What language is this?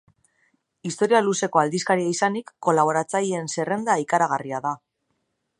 Basque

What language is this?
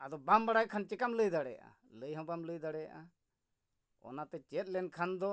Santali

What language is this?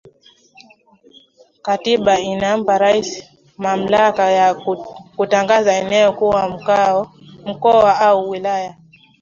Swahili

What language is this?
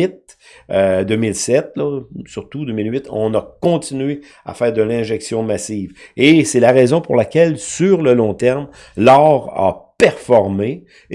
French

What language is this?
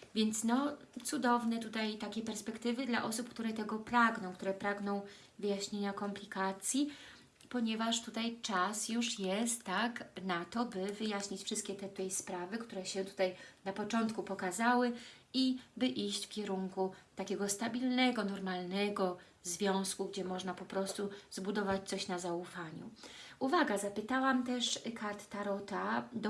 Polish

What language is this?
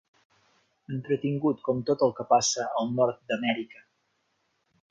Catalan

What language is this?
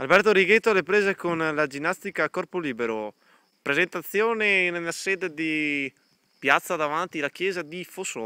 Italian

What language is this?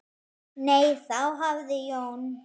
Icelandic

